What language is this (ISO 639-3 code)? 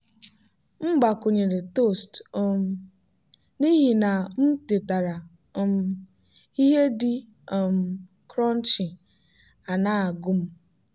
ibo